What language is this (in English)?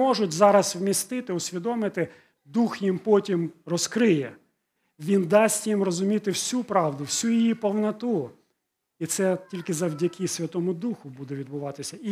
Ukrainian